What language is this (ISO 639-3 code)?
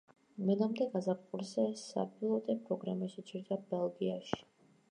kat